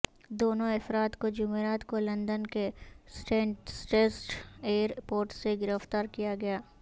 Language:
Urdu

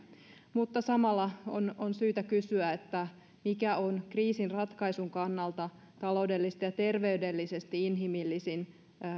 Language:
Finnish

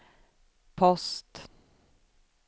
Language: Swedish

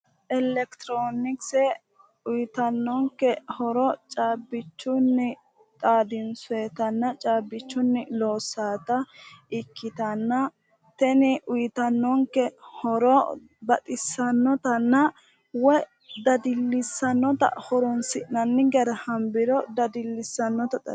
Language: Sidamo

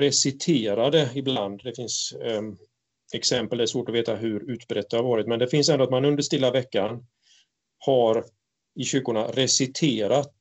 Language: Swedish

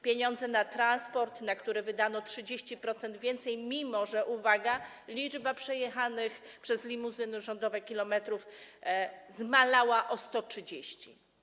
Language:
Polish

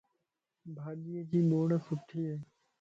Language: Lasi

